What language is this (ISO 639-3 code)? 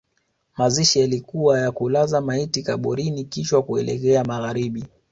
swa